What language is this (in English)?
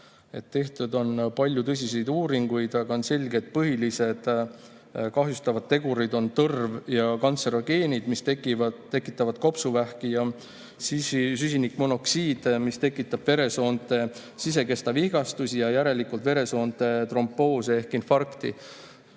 Estonian